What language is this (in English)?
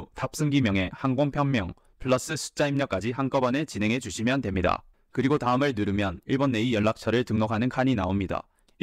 Korean